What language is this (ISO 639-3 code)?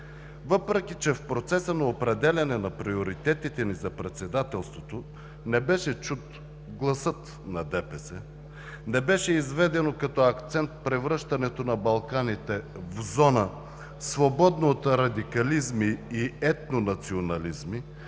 bul